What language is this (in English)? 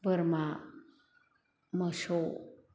Bodo